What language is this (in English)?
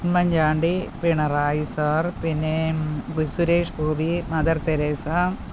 Malayalam